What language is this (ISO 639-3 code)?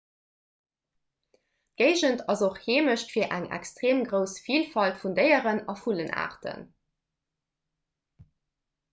ltz